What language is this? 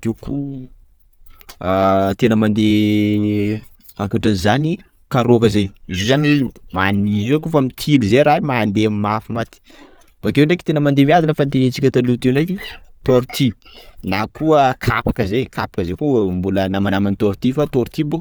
Sakalava Malagasy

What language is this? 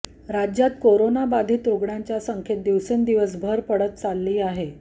Marathi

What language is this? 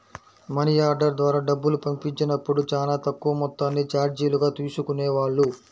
Telugu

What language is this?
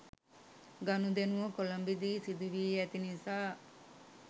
Sinhala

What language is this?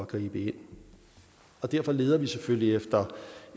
Danish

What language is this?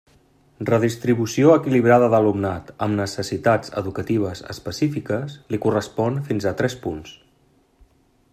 Catalan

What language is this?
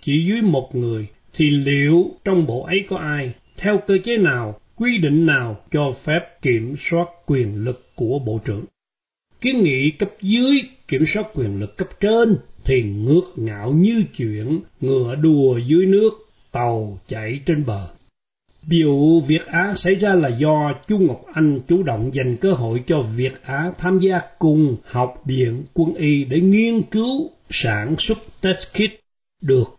Vietnamese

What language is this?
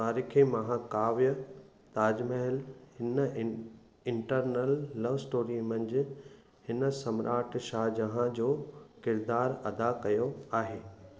Sindhi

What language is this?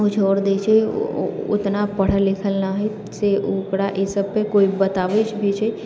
Maithili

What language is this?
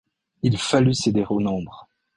French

